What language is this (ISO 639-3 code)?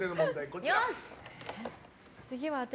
jpn